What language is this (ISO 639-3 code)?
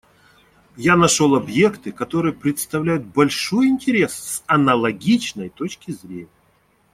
rus